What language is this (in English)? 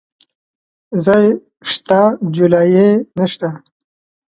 Pashto